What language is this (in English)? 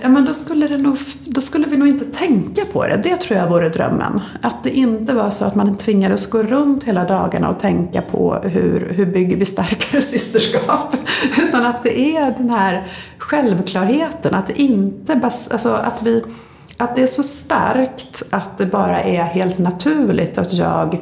Swedish